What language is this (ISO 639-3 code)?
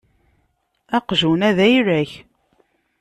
kab